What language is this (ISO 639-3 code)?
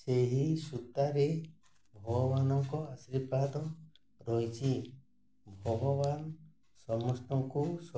ori